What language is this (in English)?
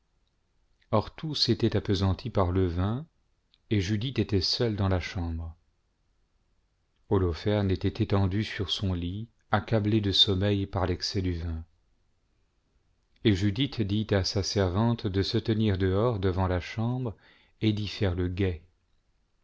French